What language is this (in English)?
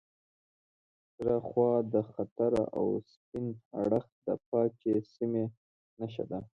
Pashto